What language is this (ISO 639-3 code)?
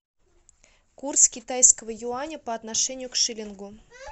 rus